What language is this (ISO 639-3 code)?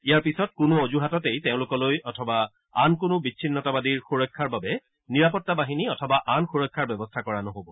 asm